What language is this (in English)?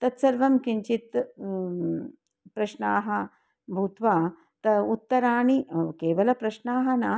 Sanskrit